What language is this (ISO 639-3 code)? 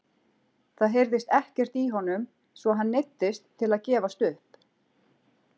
isl